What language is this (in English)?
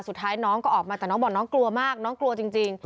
Thai